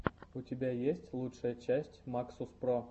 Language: Russian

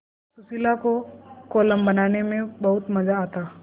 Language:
Hindi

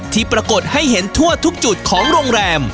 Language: Thai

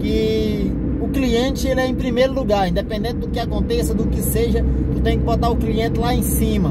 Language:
Portuguese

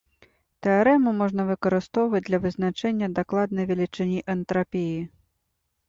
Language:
Belarusian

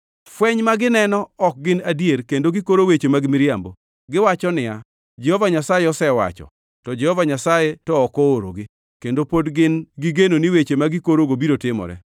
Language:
Luo (Kenya and Tanzania)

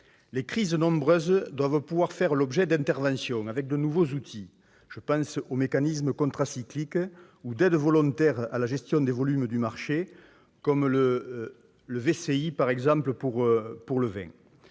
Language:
French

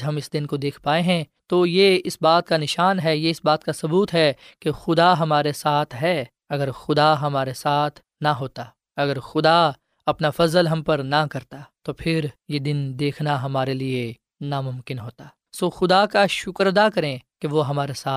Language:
Urdu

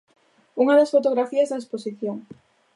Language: Galician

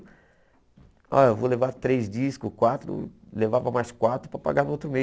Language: Portuguese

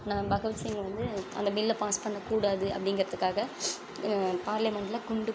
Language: Tamil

